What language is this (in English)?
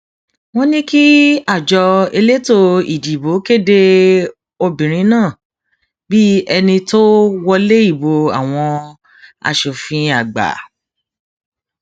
Yoruba